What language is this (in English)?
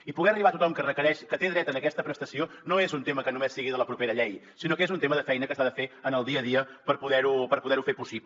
Catalan